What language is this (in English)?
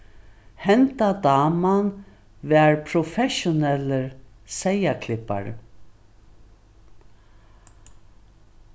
Faroese